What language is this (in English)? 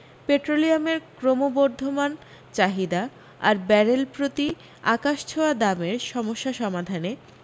Bangla